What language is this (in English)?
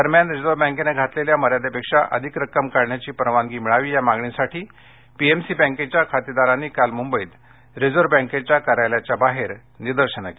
Marathi